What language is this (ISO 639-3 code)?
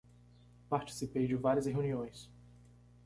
por